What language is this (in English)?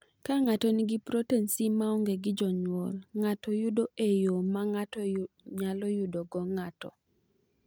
Luo (Kenya and Tanzania)